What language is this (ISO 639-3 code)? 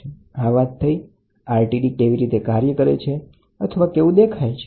guj